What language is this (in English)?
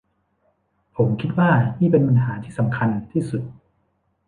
Thai